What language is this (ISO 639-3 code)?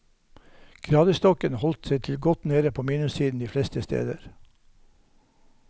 nor